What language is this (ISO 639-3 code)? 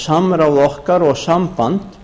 isl